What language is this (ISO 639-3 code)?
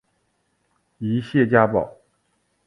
zho